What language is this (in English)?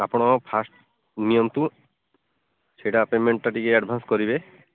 Odia